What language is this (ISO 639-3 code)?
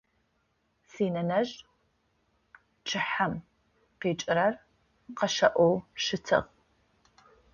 ady